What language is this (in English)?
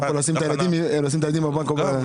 Hebrew